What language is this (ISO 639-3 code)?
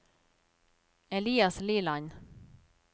nor